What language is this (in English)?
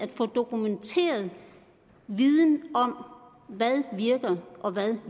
Danish